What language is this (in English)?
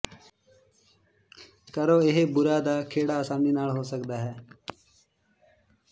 Punjabi